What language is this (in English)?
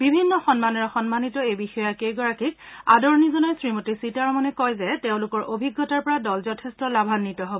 Assamese